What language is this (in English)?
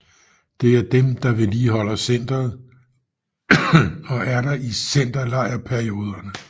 Danish